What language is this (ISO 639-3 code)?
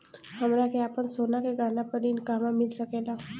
bho